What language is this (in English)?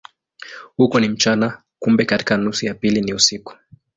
Swahili